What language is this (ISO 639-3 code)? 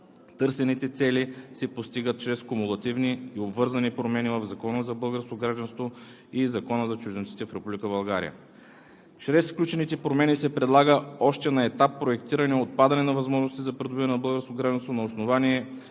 bul